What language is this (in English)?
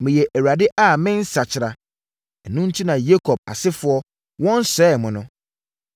Akan